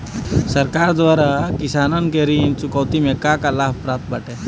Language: Bhojpuri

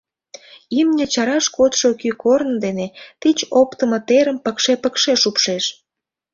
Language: Mari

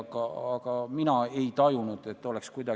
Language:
Estonian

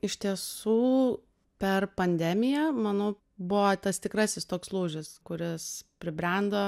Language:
Lithuanian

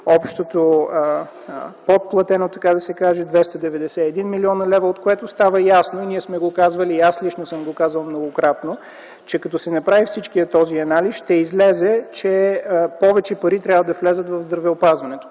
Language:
Bulgarian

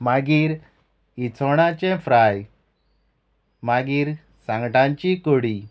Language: Konkani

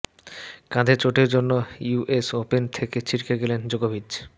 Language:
Bangla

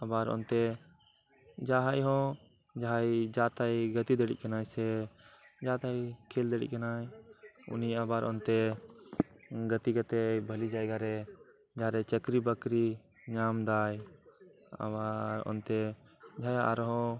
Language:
Santali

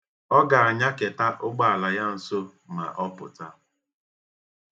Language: Igbo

